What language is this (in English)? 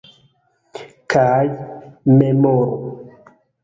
Esperanto